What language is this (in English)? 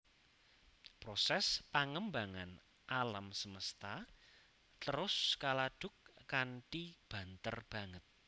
Javanese